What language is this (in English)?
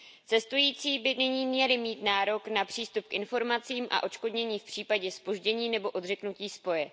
Czech